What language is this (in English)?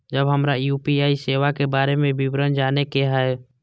Maithili